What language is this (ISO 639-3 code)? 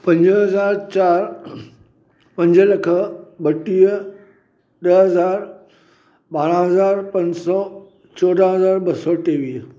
snd